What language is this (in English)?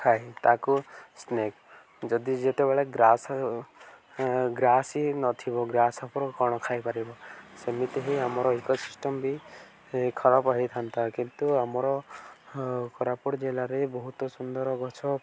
Odia